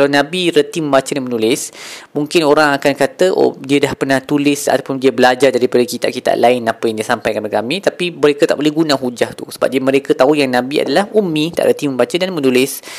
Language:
Malay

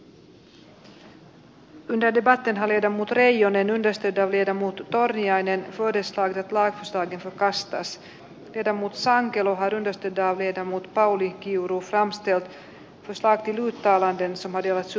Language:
Finnish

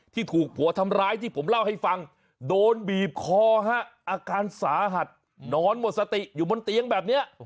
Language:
Thai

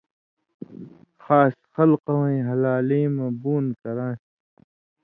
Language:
Indus Kohistani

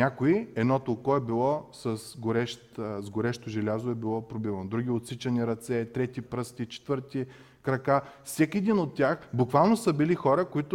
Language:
Bulgarian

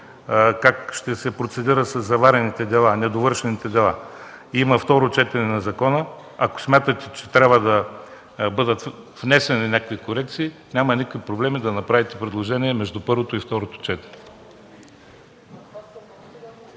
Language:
Bulgarian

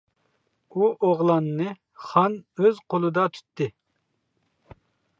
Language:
Uyghur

